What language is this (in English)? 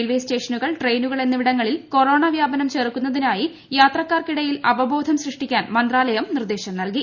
Malayalam